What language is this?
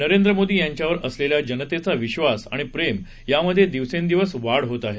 Marathi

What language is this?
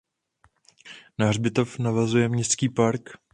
Czech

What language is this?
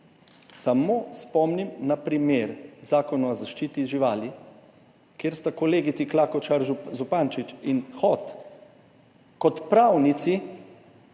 Slovenian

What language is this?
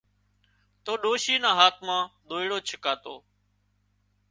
Wadiyara Koli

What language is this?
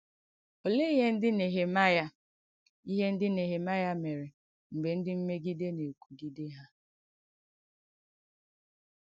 Igbo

